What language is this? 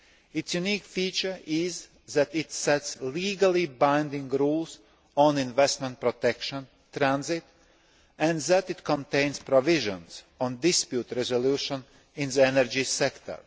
English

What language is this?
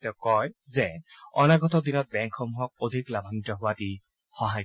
Assamese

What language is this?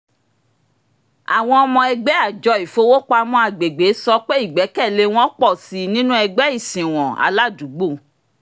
Yoruba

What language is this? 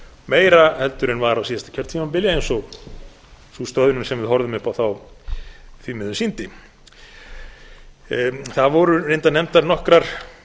Icelandic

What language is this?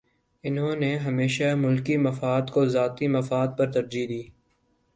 Urdu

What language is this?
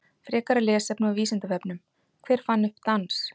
Icelandic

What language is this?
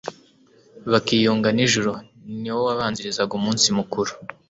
Kinyarwanda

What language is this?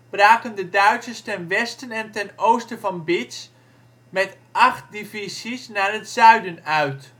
Dutch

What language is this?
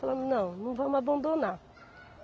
Portuguese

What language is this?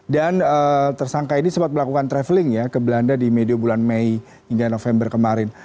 Indonesian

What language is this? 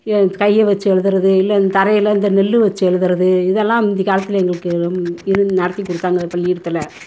Tamil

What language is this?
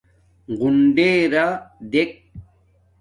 Domaaki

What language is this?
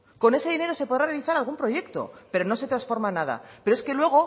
Spanish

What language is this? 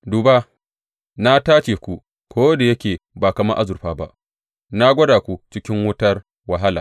Hausa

